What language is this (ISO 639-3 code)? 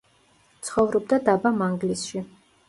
kat